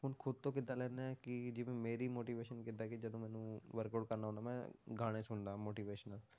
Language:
Punjabi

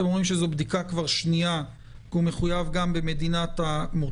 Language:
Hebrew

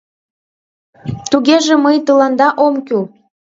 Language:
Mari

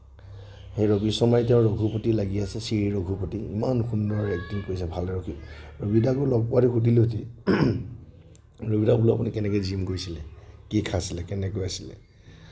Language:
Assamese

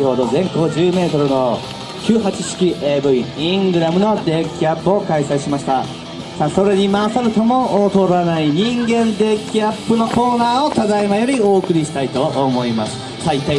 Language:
Japanese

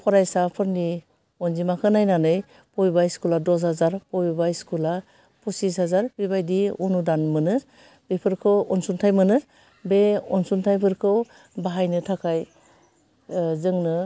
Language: Bodo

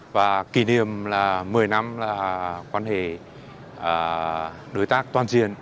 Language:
Vietnamese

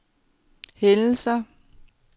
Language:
Danish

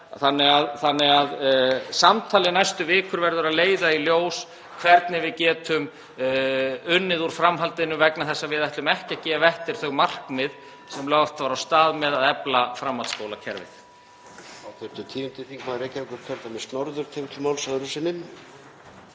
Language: Icelandic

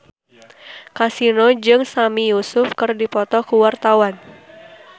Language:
Sundanese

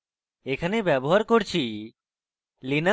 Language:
Bangla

